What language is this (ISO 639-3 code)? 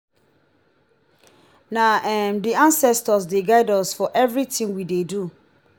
pcm